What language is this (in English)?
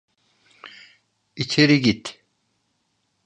Turkish